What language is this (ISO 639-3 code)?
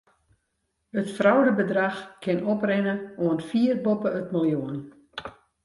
fry